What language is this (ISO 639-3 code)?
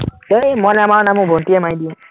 asm